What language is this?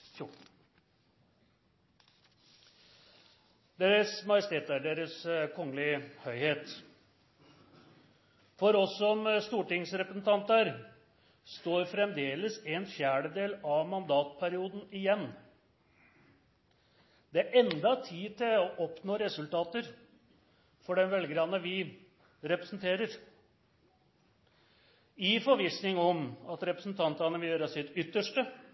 Norwegian Nynorsk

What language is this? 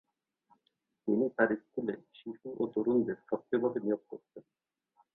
Bangla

